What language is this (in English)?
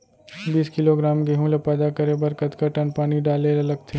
Chhattisgarhi